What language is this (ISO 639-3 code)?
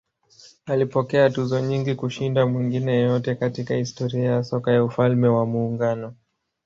swa